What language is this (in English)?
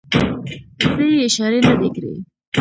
Pashto